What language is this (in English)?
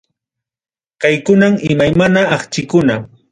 Ayacucho Quechua